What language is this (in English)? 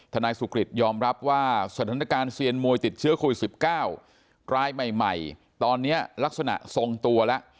Thai